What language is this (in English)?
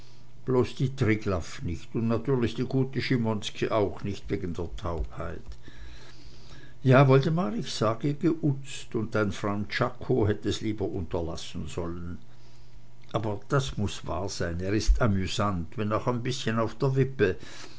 German